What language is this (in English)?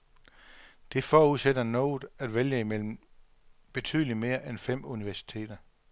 Danish